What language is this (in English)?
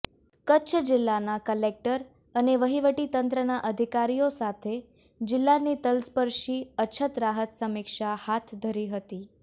Gujarati